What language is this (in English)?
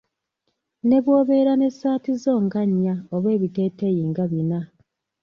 Ganda